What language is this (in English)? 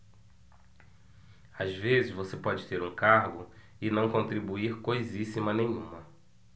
Portuguese